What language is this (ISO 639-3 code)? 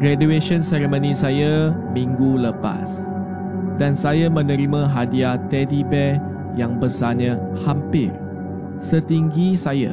msa